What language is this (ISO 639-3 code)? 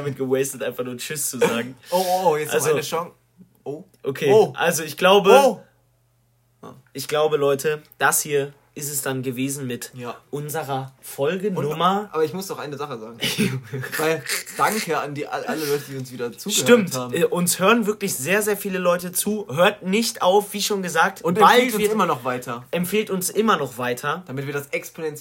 deu